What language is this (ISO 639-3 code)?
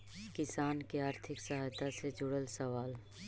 mag